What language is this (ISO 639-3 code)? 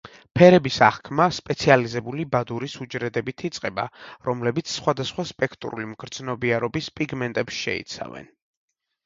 kat